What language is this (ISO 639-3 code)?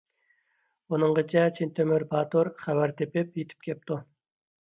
uig